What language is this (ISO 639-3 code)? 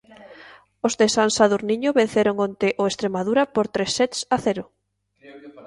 glg